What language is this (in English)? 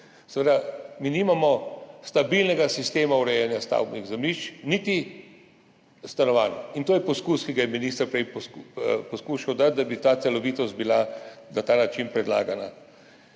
Slovenian